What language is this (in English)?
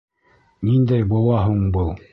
Bashkir